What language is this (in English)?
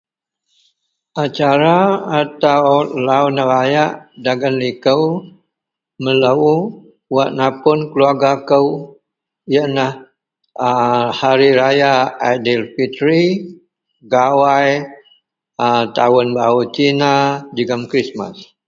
Central Melanau